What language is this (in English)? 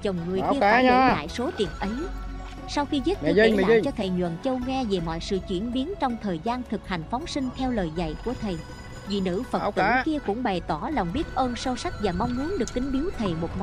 Vietnamese